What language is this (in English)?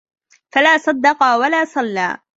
Arabic